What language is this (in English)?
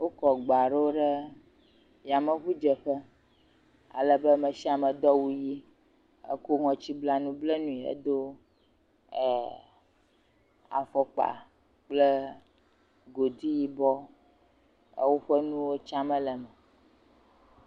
Ewe